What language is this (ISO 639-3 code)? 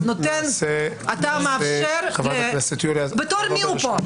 heb